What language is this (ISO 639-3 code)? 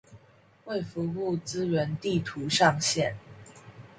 zho